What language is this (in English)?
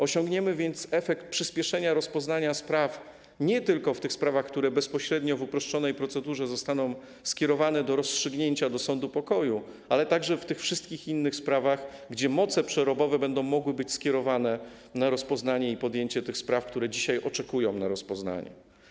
Polish